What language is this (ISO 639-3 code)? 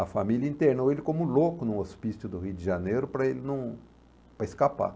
por